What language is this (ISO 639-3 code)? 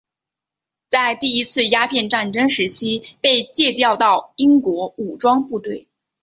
zho